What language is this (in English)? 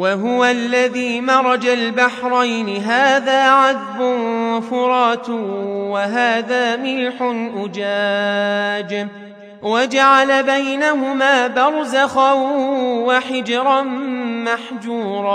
Arabic